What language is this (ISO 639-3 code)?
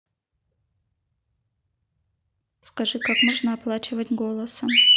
rus